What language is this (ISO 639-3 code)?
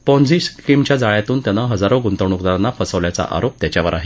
mar